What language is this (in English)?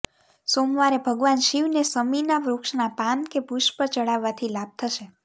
Gujarati